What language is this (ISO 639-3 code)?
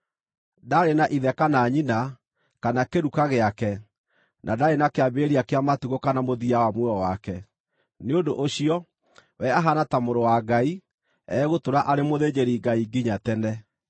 kik